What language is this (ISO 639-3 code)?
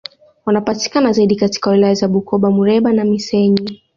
swa